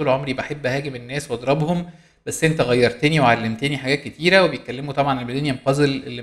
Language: Arabic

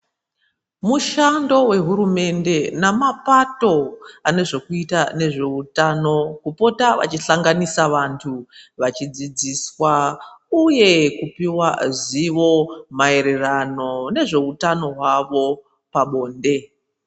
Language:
Ndau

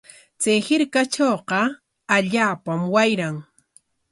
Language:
Corongo Ancash Quechua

